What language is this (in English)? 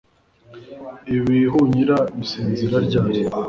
Kinyarwanda